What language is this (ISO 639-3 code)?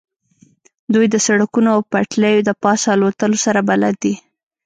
pus